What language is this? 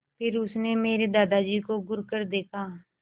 Hindi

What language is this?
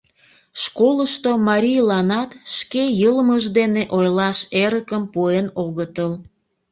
Mari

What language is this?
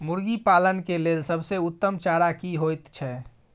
Maithili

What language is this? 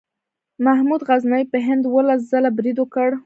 Pashto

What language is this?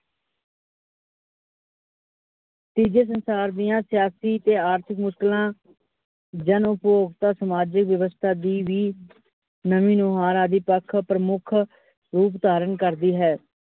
Punjabi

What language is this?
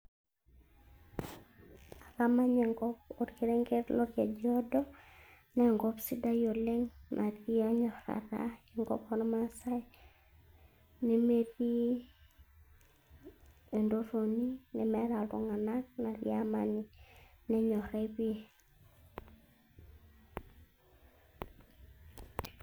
Masai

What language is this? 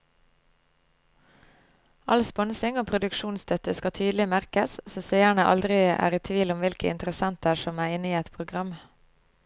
Norwegian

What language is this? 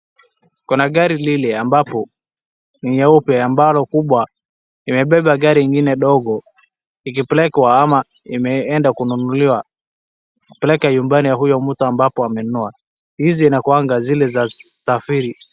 Swahili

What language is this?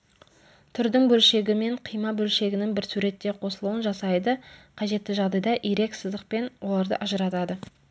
Kazakh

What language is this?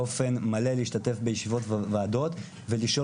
Hebrew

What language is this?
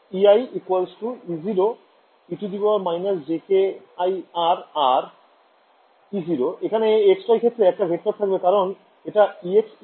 Bangla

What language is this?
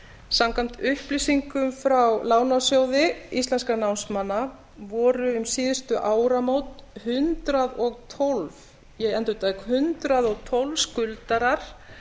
Icelandic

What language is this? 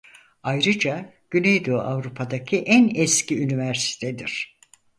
Turkish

